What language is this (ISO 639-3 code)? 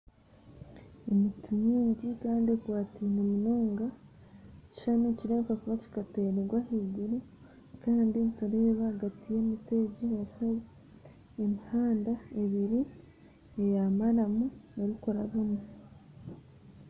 nyn